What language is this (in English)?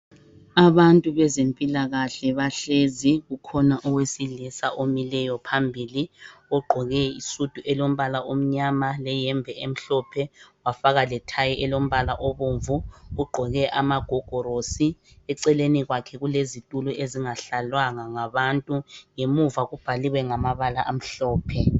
North Ndebele